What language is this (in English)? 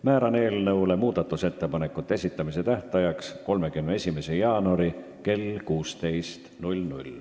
Estonian